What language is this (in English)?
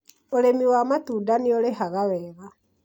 Kikuyu